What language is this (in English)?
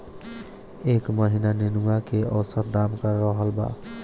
Bhojpuri